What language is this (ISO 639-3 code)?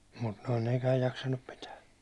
fin